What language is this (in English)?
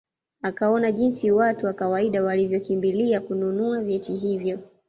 Swahili